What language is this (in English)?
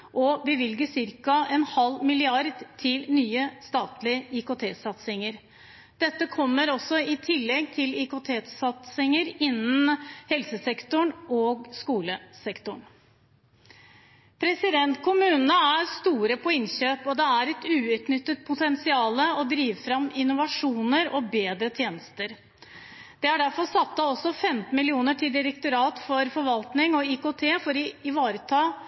Norwegian Bokmål